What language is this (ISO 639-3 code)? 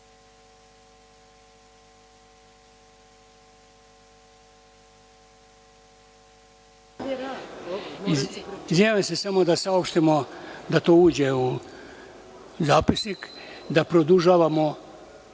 srp